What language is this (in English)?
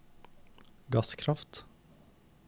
Norwegian